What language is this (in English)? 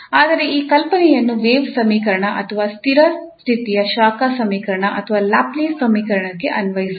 Kannada